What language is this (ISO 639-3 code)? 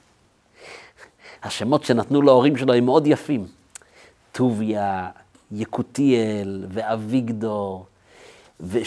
heb